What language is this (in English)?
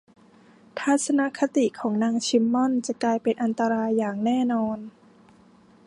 Thai